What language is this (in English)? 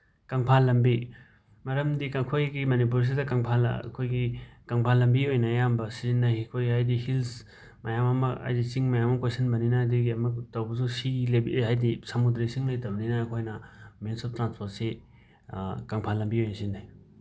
Manipuri